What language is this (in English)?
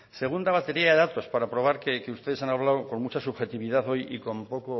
Spanish